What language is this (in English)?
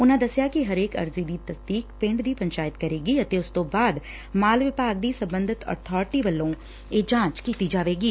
Punjabi